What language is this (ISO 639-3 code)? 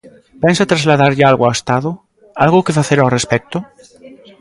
glg